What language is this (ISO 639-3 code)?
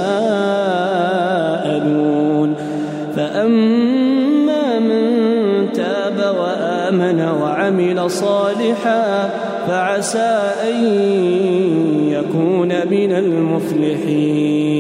ara